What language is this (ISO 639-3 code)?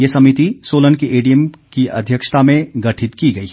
hin